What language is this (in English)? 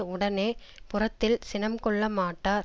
Tamil